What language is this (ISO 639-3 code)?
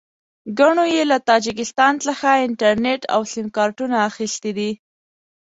pus